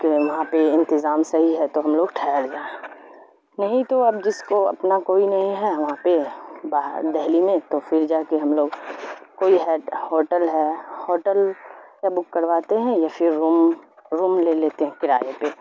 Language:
Urdu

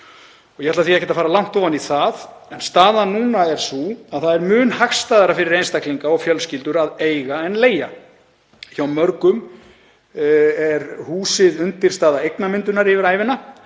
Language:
Icelandic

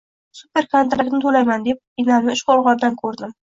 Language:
Uzbek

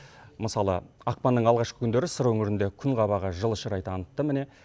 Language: Kazakh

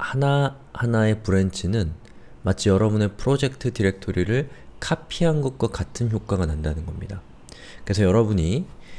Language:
Korean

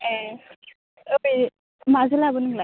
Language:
Bodo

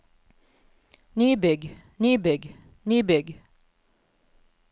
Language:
Norwegian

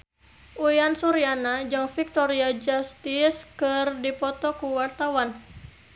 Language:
Sundanese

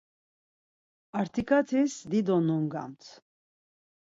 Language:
Laz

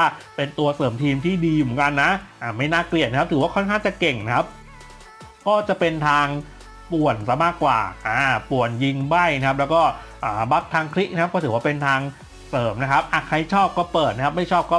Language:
Thai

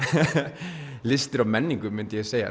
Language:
Icelandic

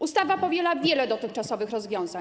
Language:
Polish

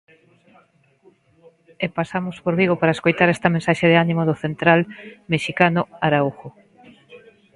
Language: Galician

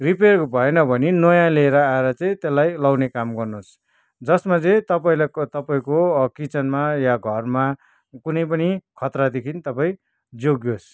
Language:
Nepali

